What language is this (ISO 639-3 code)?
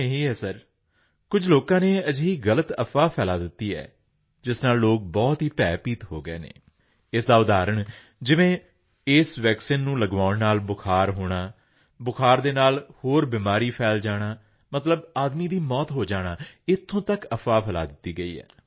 pan